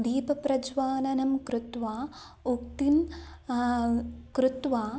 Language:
Sanskrit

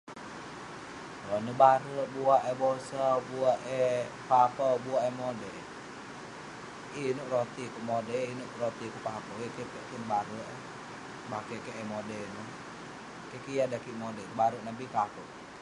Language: Western Penan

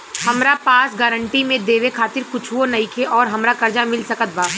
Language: Bhojpuri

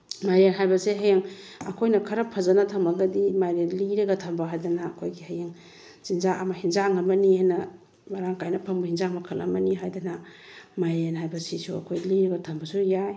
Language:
Manipuri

